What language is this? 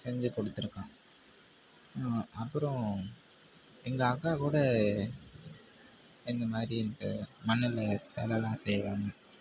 Tamil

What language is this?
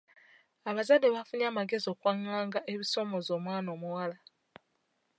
Ganda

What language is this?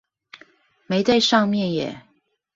Chinese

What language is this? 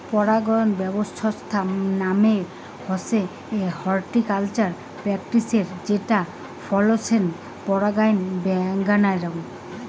Bangla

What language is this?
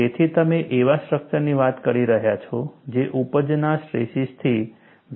Gujarati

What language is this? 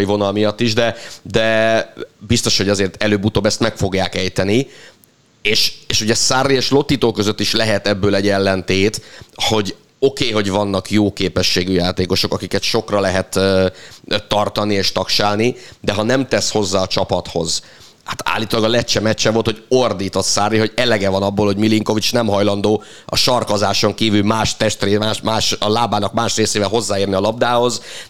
Hungarian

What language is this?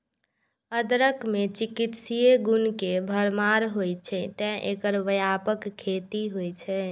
Maithili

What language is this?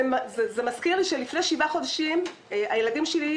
Hebrew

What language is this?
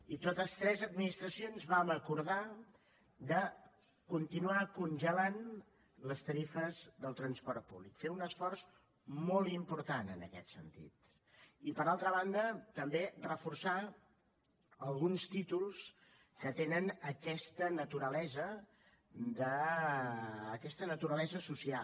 Catalan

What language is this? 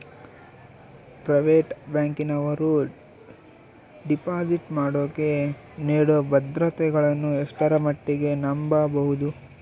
Kannada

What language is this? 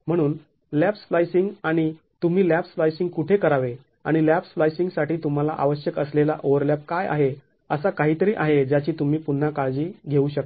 Marathi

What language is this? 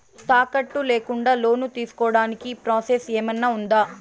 Telugu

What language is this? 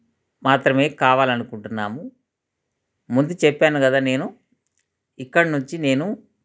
Telugu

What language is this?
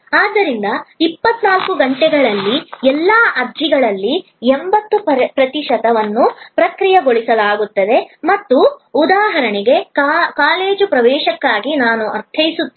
Kannada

